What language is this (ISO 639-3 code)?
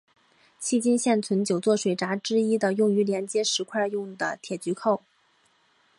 zho